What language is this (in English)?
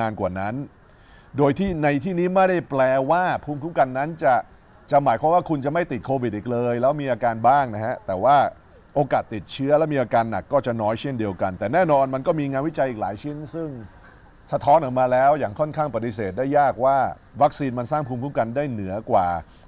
Thai